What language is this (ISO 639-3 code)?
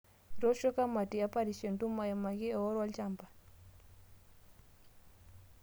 mas